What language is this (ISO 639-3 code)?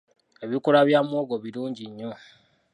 lug